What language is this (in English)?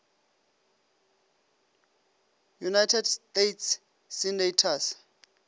Northern Sotho